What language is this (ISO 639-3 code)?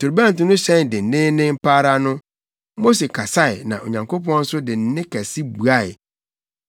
aka